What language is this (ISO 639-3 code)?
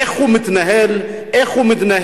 heb